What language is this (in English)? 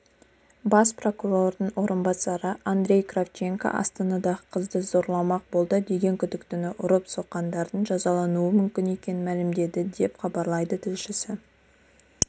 Kazakh